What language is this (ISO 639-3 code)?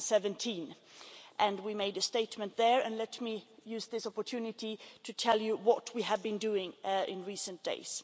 eng